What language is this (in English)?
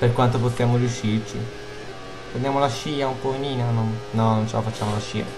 Italian